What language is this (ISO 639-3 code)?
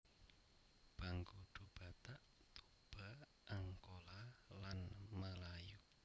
jav